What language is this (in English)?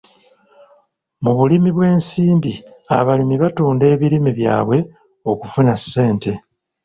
Ganda